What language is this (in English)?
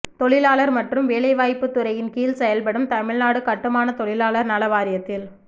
Tamil